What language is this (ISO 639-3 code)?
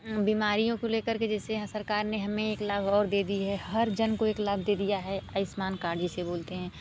hin